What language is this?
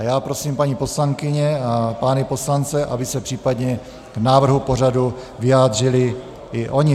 Czech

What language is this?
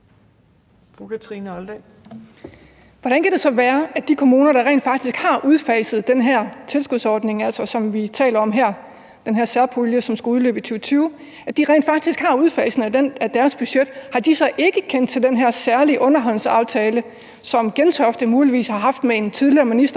Danish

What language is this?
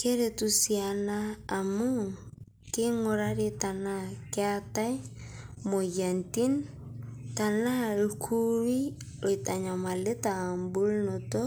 Masai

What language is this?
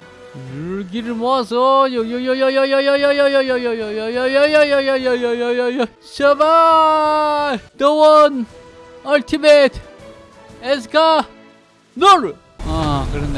Korean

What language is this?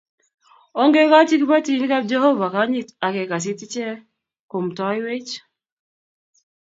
Kalenjin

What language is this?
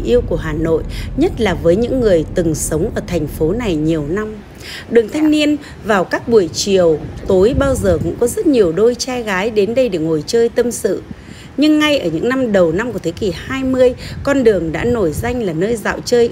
Vietnamese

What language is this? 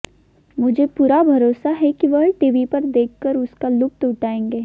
Hindi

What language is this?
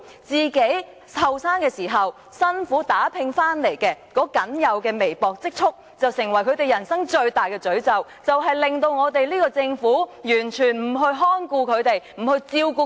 Cantonese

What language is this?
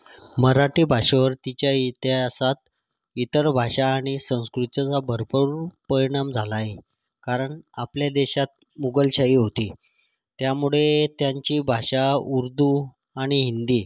Marathi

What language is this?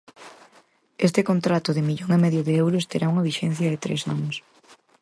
Galician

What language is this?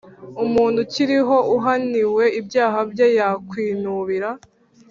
Kinyarwanda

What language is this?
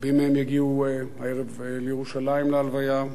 Hebrew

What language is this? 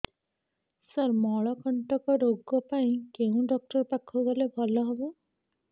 Odia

